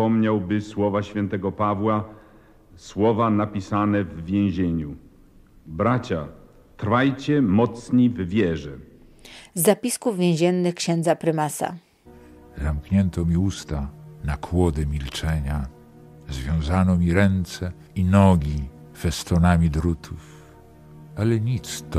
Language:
Polish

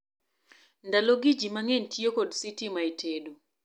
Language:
Luo (Kenya and Tanzania)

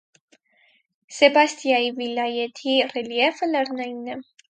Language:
Armenian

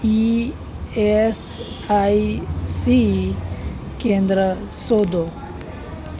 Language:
Gujarati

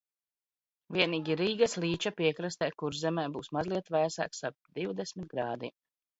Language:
Latvian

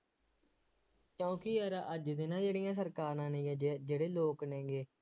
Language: Punjabi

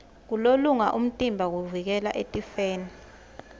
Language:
Swati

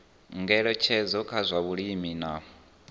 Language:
Venda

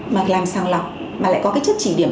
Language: Vietnamese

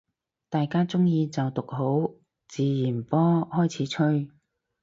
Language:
Cantonese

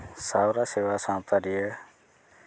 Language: Santali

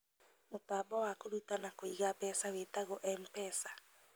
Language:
Kikuyu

